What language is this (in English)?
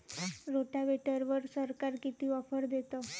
Marathi